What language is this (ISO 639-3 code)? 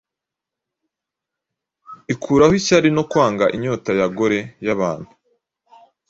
kin